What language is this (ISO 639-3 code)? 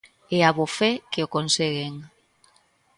glg